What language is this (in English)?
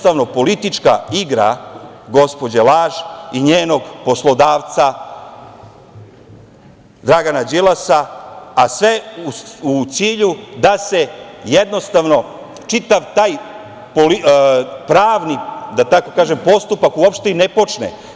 Serbian